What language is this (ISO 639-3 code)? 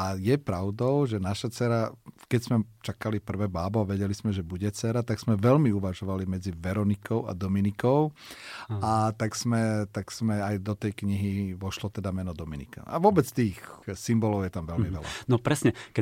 slk